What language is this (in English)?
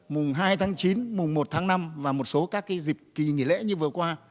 Vietnamese